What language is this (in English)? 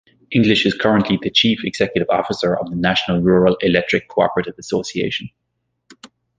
English